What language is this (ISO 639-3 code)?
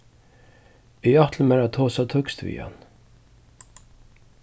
fao